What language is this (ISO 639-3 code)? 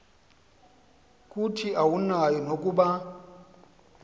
xho